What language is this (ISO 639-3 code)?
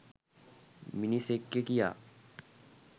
sin